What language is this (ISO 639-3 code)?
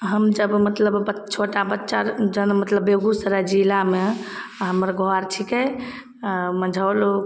mai